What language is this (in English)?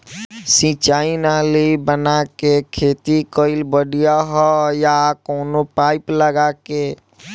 Bhojpuri